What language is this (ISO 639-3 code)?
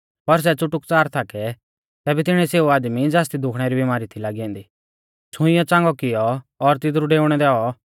bfz